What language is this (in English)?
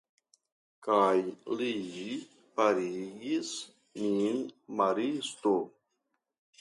Esperanto